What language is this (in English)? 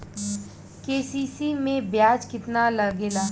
Bhojpuri